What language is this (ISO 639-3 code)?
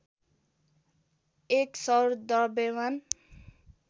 nep